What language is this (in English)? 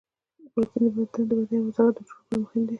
Pashto